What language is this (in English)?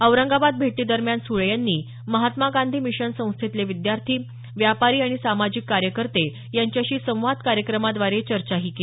Marathi